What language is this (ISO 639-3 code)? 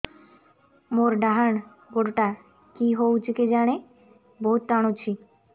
ori